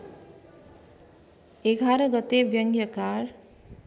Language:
Nepali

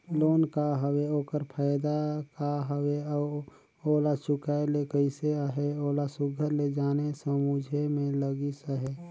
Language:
Chhattisgarhi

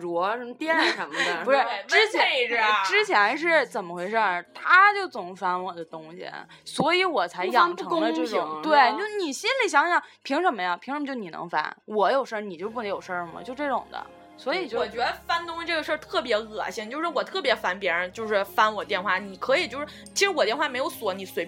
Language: Chinese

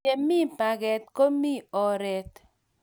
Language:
Kalenjin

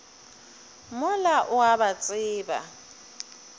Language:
Northern Sotho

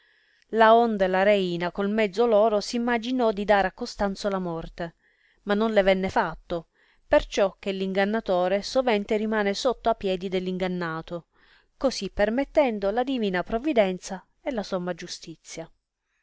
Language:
Italian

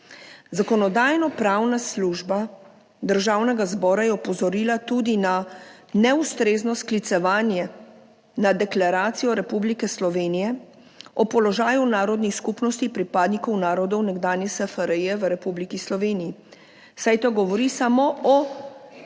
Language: Slovenian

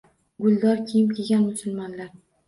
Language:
Uzbek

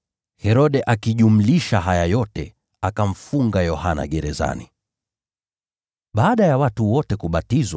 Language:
Swahili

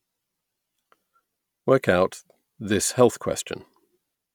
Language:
English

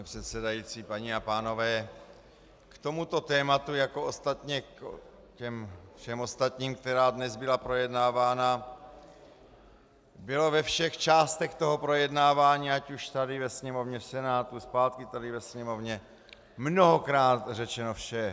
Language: Czech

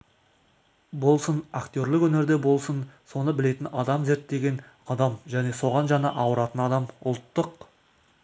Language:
Kazakh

